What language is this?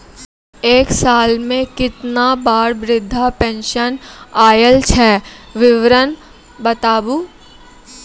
Maithili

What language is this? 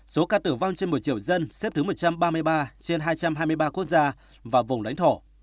Vietnamese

